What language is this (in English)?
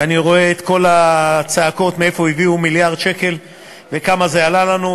Hebrew